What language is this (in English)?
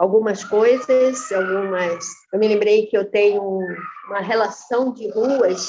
Portuguese